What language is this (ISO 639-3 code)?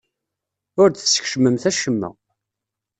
kab